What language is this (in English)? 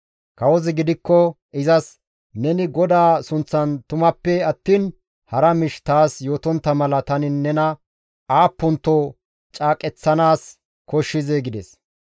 Gamo